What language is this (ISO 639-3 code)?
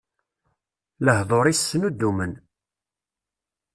kab